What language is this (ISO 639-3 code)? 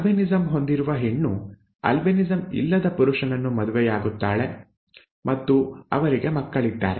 kan